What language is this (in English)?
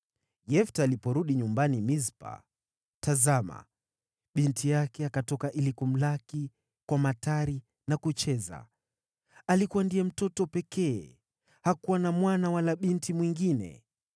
Swahili